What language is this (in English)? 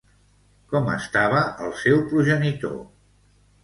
Catalan